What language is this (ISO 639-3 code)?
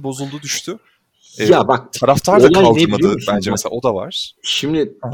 tur